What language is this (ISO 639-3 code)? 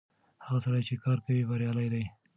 pus